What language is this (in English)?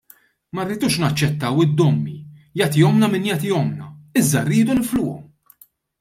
Maltese